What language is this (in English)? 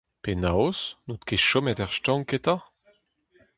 Breton